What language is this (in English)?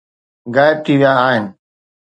Sindhi